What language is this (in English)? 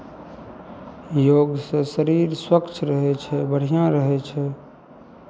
Maithili